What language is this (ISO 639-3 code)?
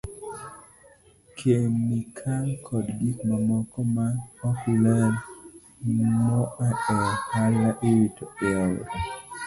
luo